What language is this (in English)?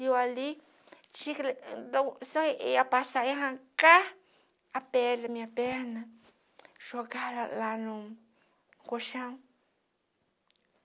Portuguese